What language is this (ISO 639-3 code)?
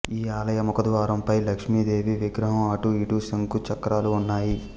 tel